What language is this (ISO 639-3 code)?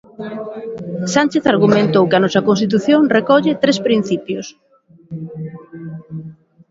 glg